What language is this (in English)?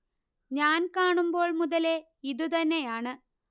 Malayalam